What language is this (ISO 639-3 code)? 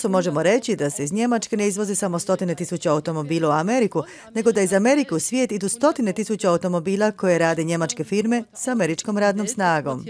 hrv